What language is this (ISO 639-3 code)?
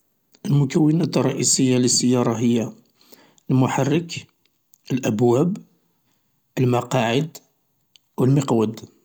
arq